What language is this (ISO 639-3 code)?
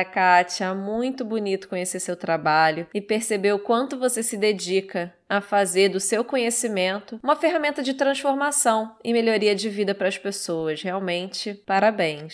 por